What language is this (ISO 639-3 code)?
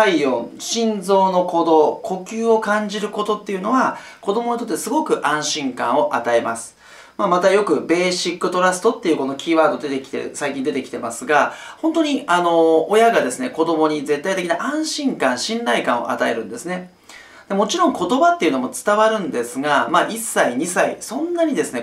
jpn